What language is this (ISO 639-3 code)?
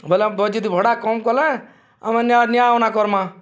ori